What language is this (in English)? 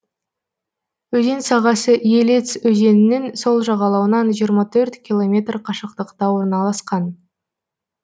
Kazakh